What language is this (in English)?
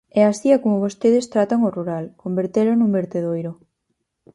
Galician